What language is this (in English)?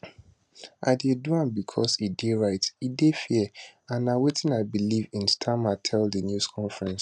Nigerian Pidgin